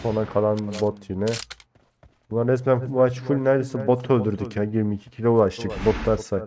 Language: Turkish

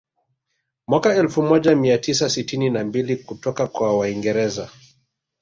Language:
Swahili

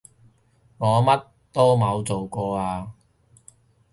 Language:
Cantonese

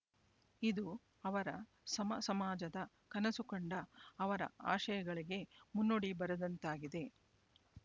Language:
Kannada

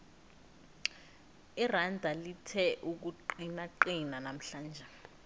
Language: South Ndebele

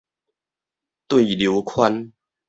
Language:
Min Nan Chinese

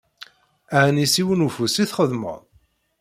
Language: Kabyle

